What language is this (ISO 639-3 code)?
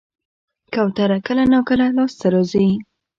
pus